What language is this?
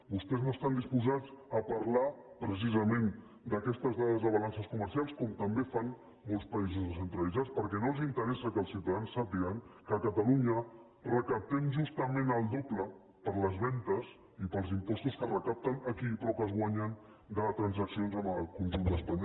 Catalan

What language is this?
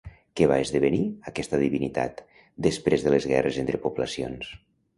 Catalan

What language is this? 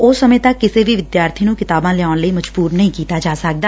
Punjabi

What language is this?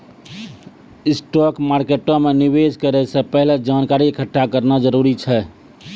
Maithili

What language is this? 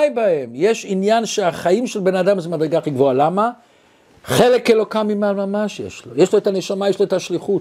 Hebrew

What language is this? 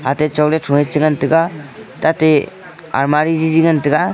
Wancho Naga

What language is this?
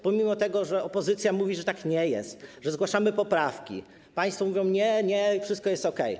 Polish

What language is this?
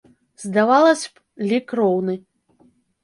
Belarusian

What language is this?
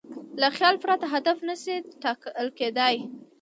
Pashto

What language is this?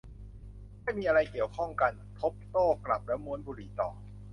Thai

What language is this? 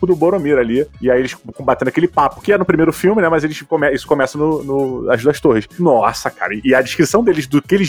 Portuguese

